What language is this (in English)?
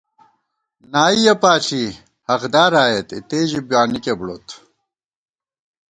Gawar-Bati